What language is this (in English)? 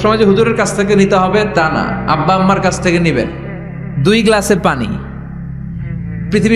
Bangla